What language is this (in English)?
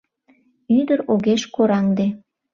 Mari